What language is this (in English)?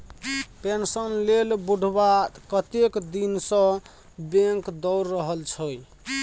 Maithili